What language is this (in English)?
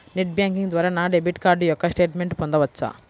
Telugu